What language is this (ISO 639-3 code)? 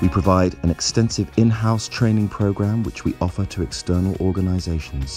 eng